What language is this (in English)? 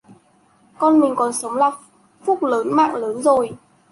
Vietnamese